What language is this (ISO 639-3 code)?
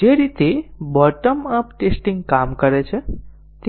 guj